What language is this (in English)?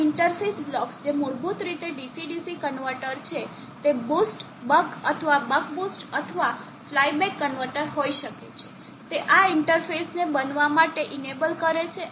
Gujarati